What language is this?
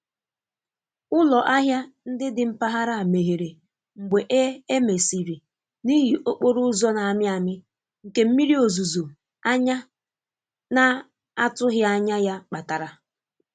Igbo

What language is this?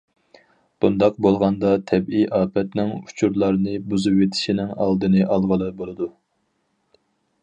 Uyghur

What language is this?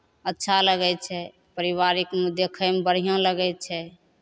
Maithili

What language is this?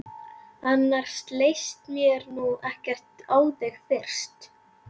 Icelandic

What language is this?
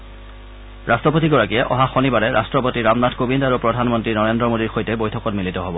Assamese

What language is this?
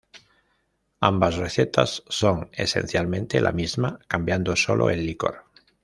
Spanish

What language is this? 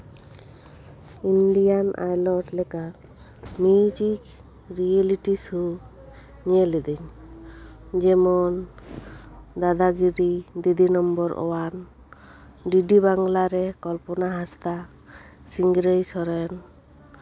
Santali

